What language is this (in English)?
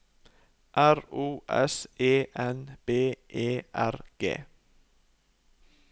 Norwegian